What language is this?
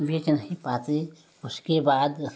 Hindi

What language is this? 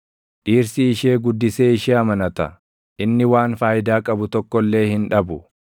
Oromo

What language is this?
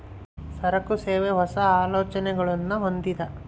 Kannada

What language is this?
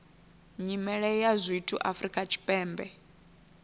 Venda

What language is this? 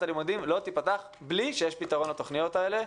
Hebrew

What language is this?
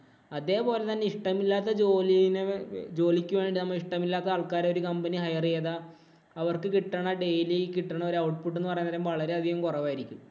Malayalam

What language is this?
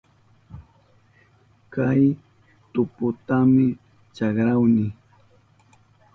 Southern Pastaza Quechua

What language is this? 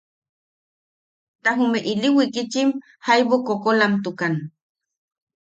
Yaqui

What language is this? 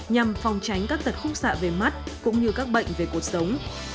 Vietnamese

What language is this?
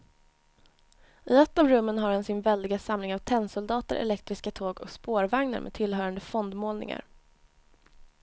Swedish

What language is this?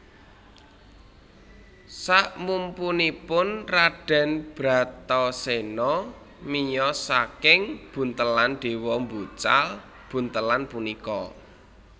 Javanese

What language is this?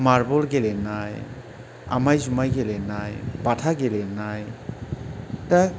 Bodo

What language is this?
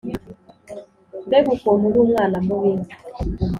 Kinyarwanda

